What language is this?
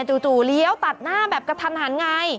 Thai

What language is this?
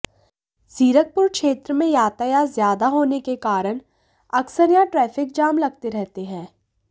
Hindi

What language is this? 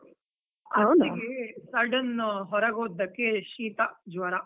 Kannada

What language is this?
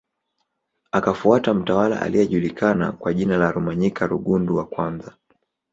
Swahili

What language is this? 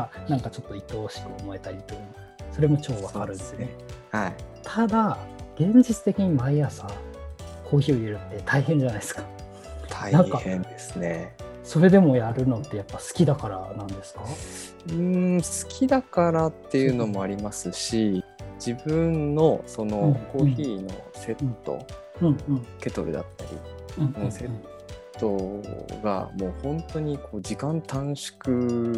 Japanese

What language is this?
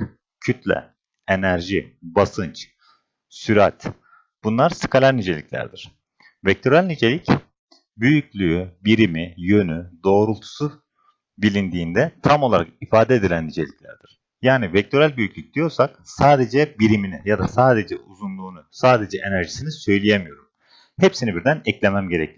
Turkish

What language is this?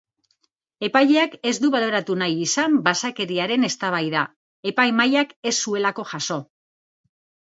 Basque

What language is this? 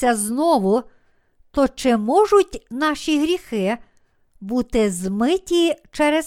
Ukrainian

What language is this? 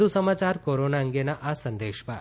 Gujarati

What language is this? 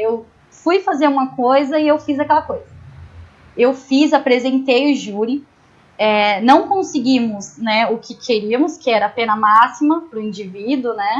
Portuguese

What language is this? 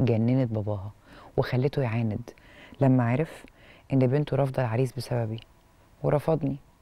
Arabic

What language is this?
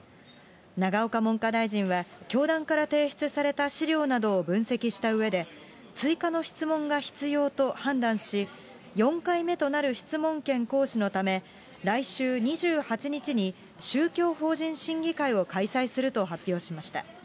Japanese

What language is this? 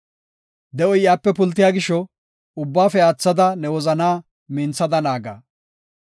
Gofa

